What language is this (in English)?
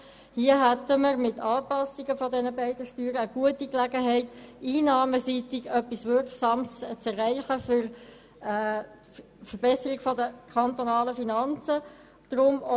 Swiss German